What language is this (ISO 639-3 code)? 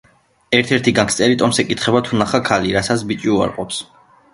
kat